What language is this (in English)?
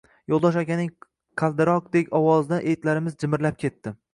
Uzbek